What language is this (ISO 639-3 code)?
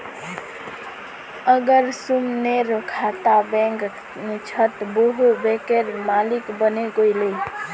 mag